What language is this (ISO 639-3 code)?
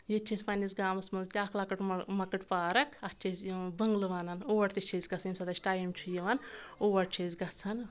kas